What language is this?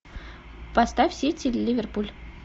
Russian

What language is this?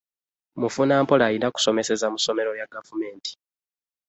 Ganda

